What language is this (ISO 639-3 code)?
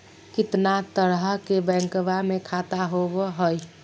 mag